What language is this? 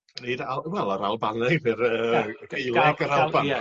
Welsh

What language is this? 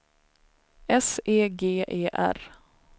Swedish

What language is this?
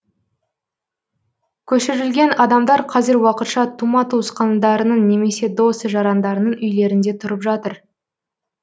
Kazakh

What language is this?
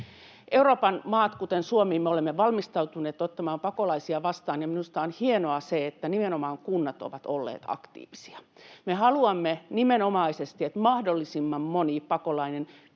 Finnish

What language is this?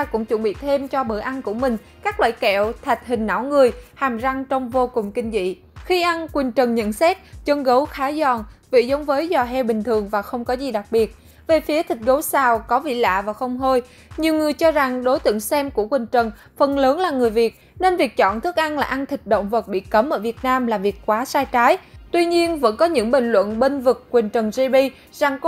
Vietnamese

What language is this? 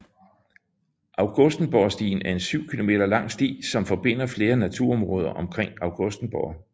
Danish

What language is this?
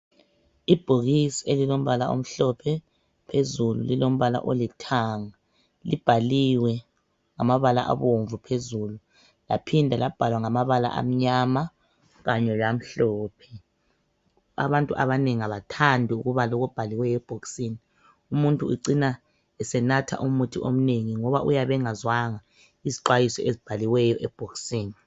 North Ndebele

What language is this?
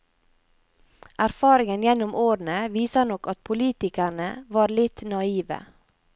Norwegian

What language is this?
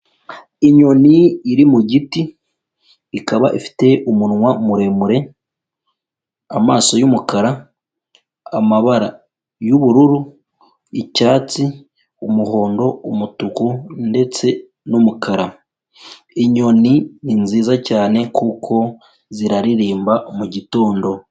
Kinyarwanda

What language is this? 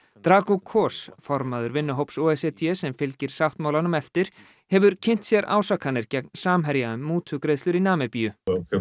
Icelandic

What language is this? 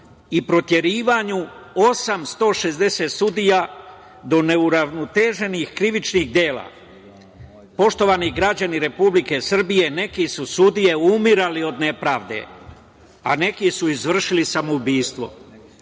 Serbian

